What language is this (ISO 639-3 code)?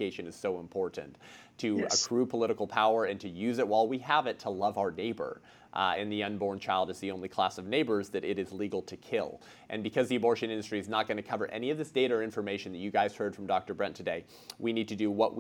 eng